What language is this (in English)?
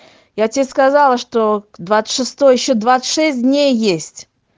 Russian